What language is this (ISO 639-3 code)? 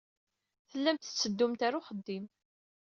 kab